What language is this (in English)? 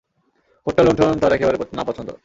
Bangla